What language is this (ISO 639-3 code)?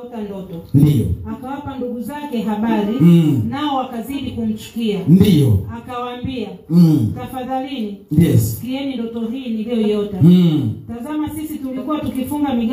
swa